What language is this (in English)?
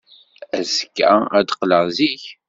Kabyle